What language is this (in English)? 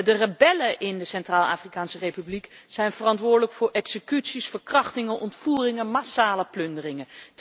Dutch